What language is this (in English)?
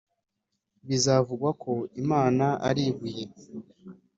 Kinyarwanda